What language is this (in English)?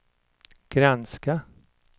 Swedish